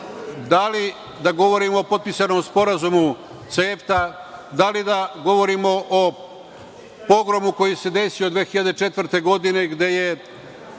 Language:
Serbian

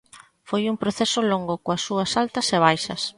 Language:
Galician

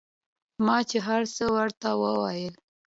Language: Pashto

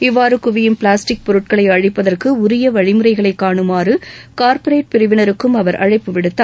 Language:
Tamil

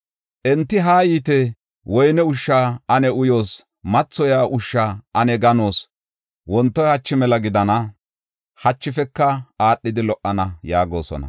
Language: Gofa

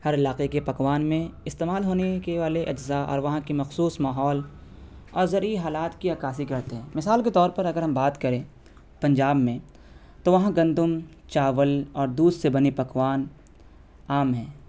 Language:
Urdu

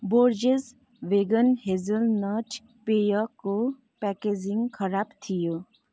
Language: Nepali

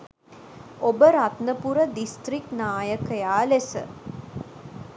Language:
Sinhala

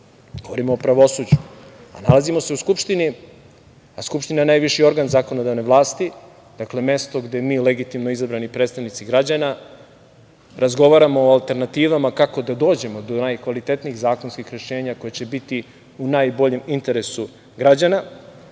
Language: Serbian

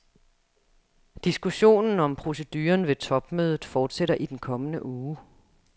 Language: Danish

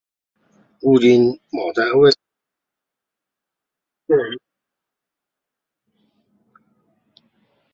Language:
Chinese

